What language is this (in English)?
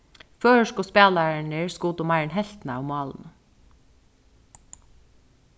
Faroese